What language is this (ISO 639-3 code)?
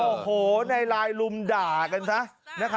tha